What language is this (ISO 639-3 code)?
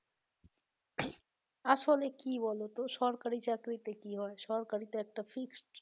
ben